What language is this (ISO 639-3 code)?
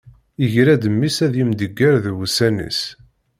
kab